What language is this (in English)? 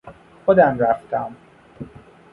Persian